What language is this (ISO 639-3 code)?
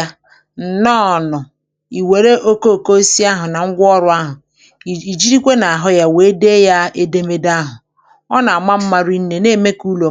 ibo